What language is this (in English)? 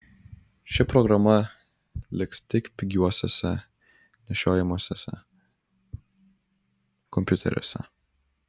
Lithuanian